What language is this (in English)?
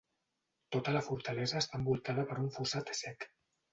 Catalan